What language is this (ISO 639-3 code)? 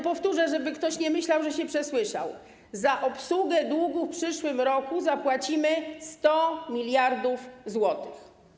pol